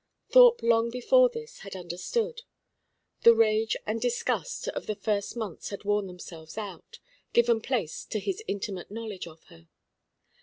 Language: English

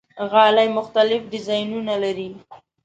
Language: Pashto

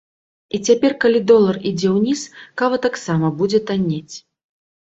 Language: Belarusian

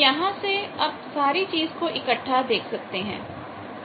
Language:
Hindi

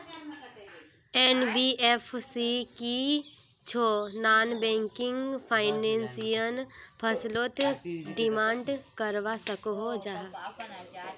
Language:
Magahi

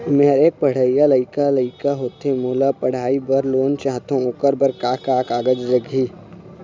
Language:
Chhattisgarhi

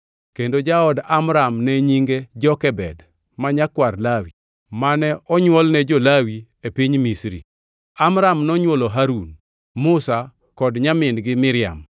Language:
Luo (Kenya and Tanzania)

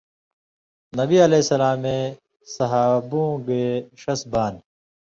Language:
Indus Kohistani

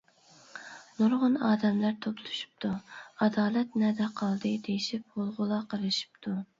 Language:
Uyghur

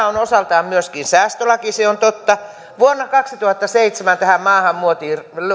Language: Finnish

